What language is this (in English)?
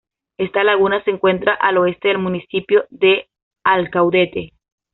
Spanish